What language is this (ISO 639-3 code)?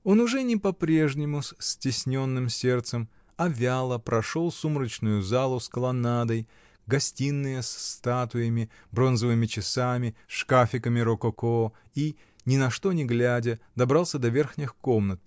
rus